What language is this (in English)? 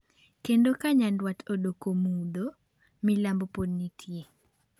Luo (Kenya and Tanzania)